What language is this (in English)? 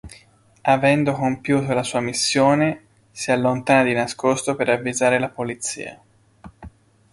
Italian